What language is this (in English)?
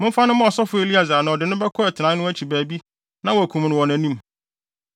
Akan